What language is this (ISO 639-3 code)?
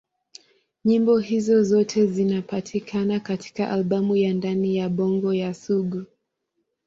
swa